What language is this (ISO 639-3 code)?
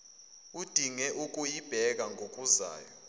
zul